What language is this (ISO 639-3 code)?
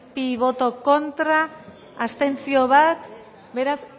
eus